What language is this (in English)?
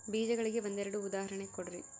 Kannada